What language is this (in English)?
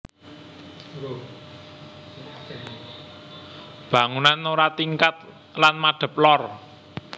Javanese